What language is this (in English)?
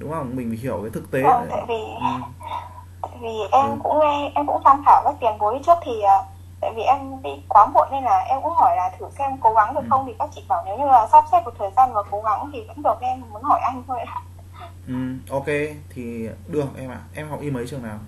Vietnamese